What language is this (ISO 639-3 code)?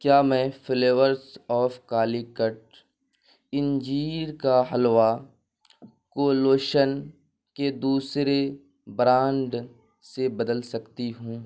urd